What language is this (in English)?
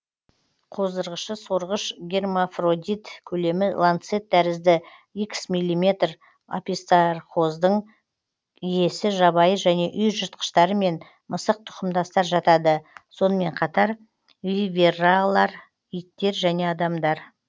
Kazakh